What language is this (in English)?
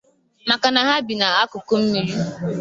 Igbo